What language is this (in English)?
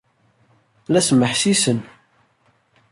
Kabyle